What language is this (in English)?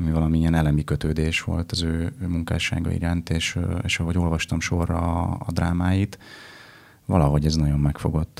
Hungarian